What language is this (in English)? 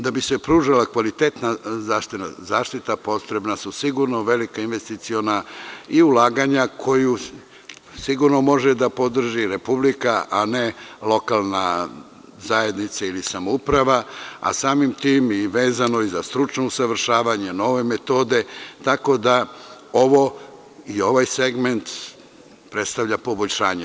Serbian